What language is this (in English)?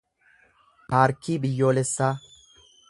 Oromo